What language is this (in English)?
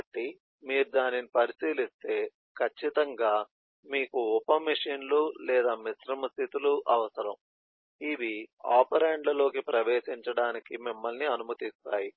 Telugu